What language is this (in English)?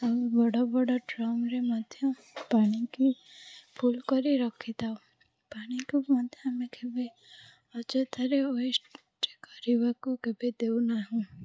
Odia